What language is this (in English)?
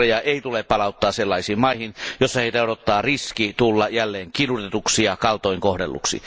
Finnish